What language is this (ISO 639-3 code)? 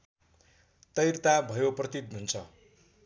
nep